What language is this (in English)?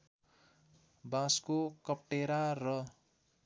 Nepali